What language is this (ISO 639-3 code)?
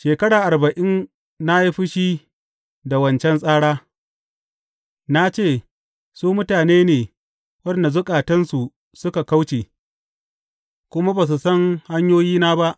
hau